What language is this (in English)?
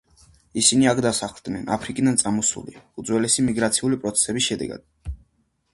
Georgian